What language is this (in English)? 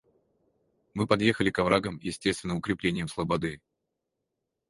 Russian